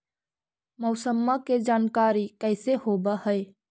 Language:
Magahi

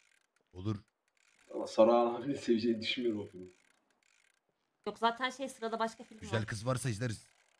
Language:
Turkish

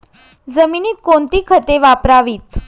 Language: Marathi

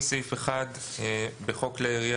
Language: Hebrew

